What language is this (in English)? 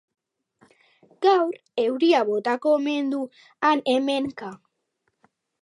Basque